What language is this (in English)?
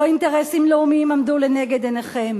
Hebrew